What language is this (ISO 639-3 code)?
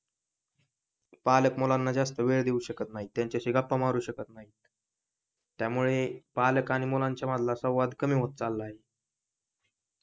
mar